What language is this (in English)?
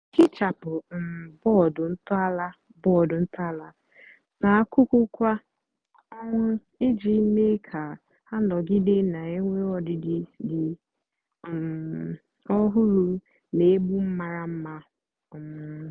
Igbo